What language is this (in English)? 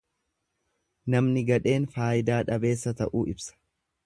Oromo